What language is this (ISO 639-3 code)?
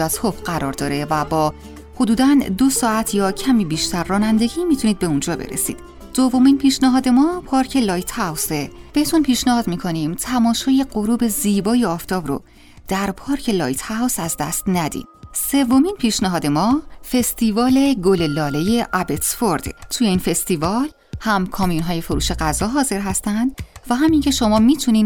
fas